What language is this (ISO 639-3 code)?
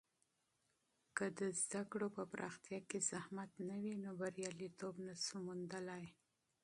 pus